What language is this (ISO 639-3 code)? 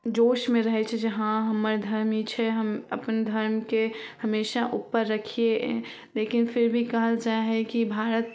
mai